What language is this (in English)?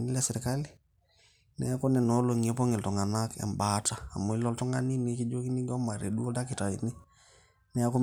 Masai